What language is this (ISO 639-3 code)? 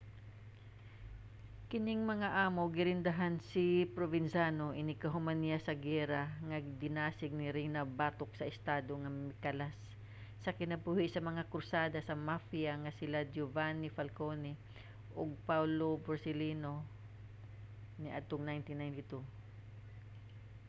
ceb